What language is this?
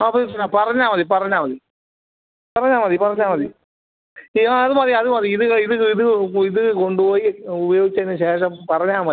Malayalam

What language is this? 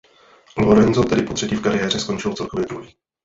Czech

